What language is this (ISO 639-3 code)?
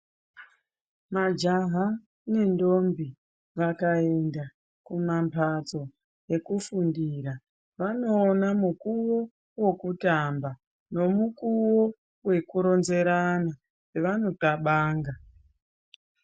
ndc